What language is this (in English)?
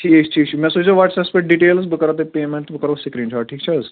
Kashmiri